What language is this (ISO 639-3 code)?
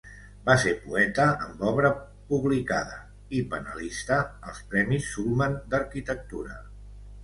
cat